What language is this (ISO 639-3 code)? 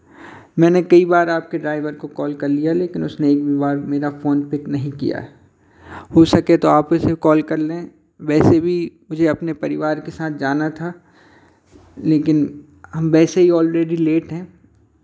hin